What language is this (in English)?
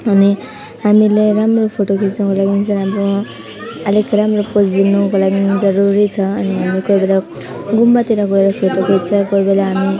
Nepali